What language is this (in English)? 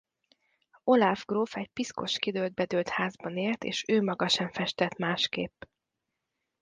Hungarian